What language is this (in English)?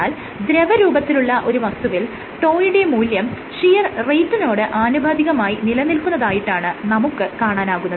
Malayalam